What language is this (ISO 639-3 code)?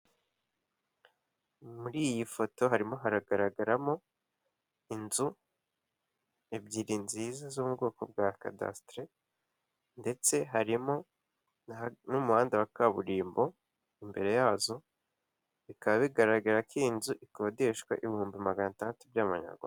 kin